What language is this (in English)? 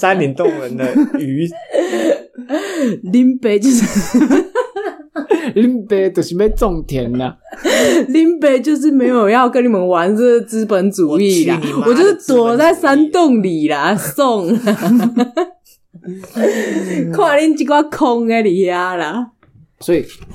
Chinese